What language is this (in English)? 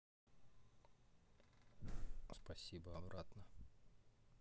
Russian